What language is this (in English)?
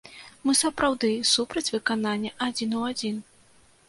Belarusian